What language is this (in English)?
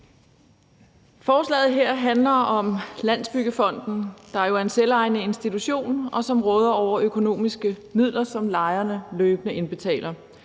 Danish